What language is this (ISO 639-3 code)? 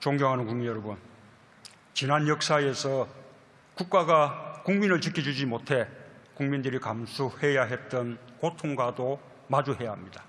kor